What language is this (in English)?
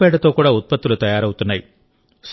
Telugu